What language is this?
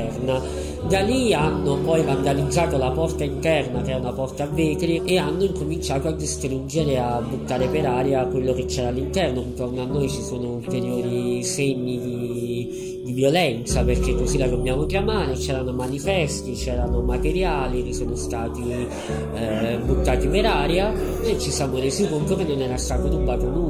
Italian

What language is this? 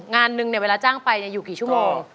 Thai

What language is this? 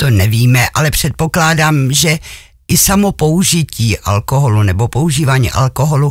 Czech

